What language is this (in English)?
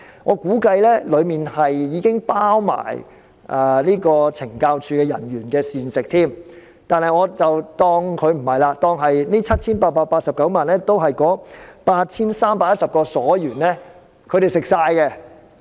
Cantonese